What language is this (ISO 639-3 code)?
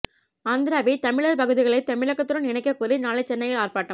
tam